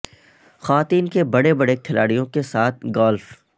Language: Urdu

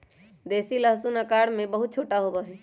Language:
Magahi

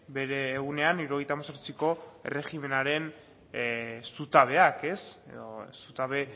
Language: Basque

